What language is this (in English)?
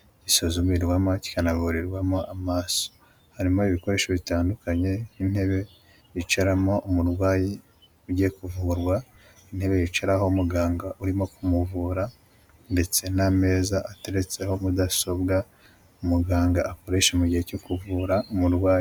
Kinyarwanda